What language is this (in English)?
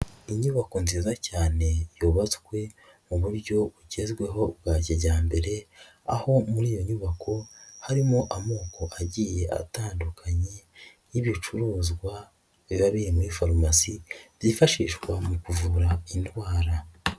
Kinyarwanda